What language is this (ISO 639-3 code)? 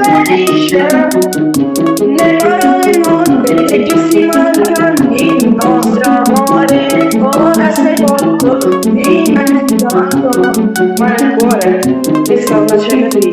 ron